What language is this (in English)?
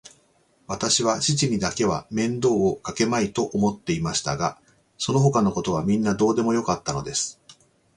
Japanese